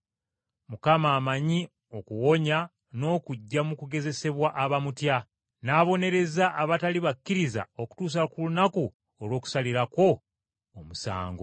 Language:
Ganda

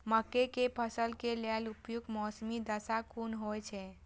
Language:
Maithili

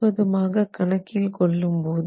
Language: Tamil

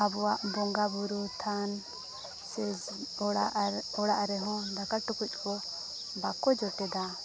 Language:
Santali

